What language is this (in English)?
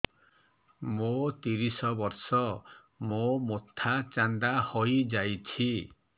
Odia